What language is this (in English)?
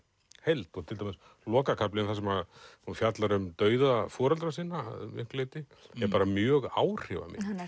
Icelandic